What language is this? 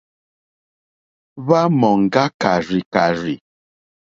Mokpwe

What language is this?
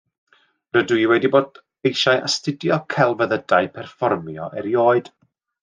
Welsh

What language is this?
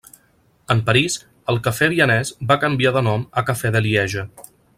Catalan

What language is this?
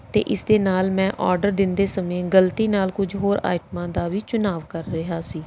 Punjabi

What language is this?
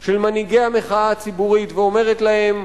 Hebrew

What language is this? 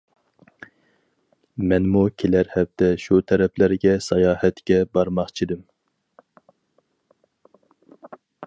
Uyghur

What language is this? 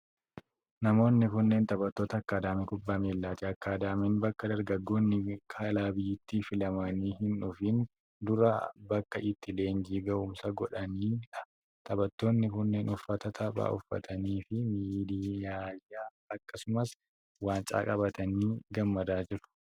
Oromo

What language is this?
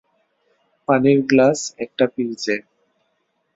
Bangla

